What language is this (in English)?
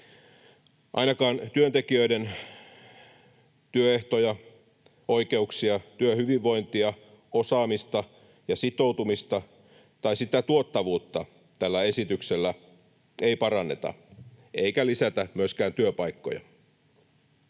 Finnish